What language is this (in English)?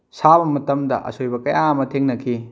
Manipuri